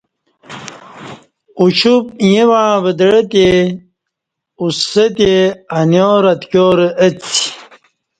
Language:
Kati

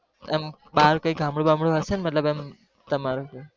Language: Gujarati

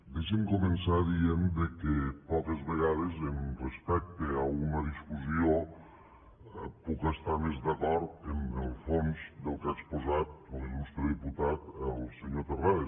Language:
Catalan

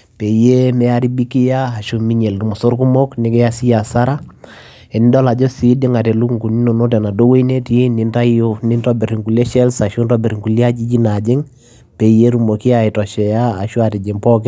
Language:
Masai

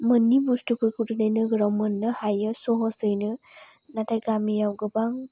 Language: Bodo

